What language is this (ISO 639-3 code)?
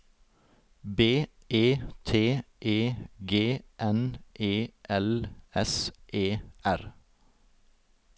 nor